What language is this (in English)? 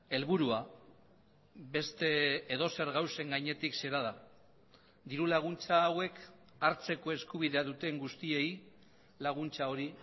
Basque